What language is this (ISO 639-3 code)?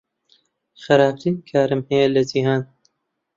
ckb